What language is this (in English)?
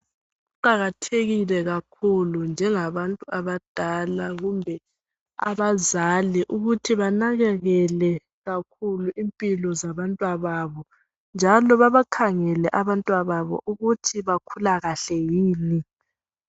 North Ndebele